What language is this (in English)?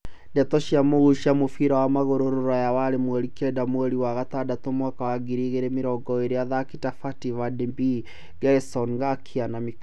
Kikuyu